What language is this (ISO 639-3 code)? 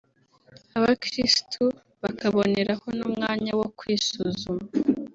kin